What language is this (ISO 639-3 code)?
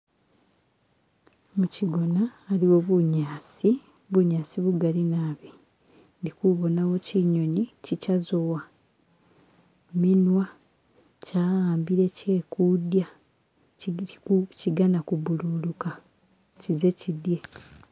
myx